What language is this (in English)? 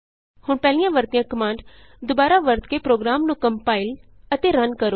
Punjabi